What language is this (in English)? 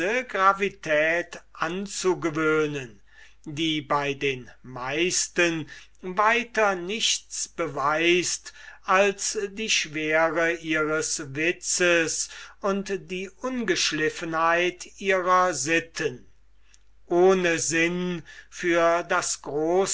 German